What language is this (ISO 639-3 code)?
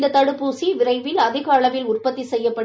tam